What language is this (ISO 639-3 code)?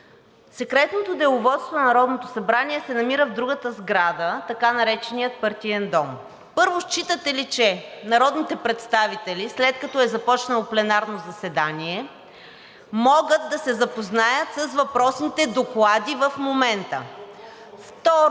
bul